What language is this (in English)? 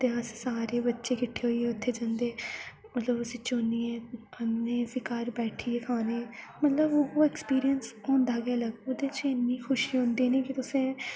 Dogri